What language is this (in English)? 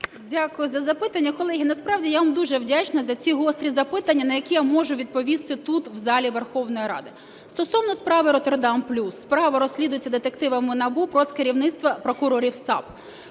Ukrainian